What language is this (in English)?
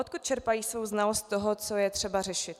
Czech